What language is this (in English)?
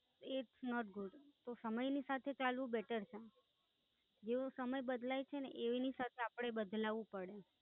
Gujarati